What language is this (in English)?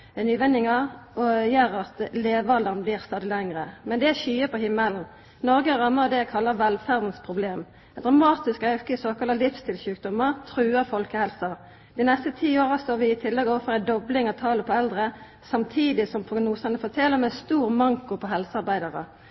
Norwegian Nynorsk